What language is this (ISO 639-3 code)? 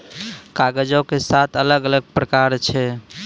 mai